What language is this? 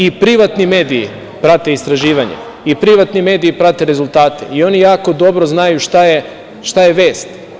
Serbian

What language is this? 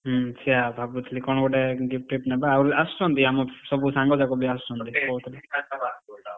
Odia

